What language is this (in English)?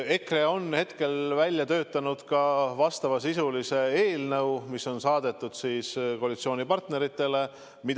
Estonian